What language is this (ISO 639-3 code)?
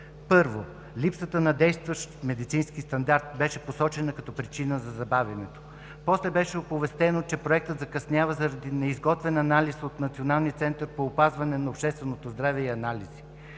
bul